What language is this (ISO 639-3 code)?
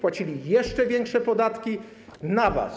pol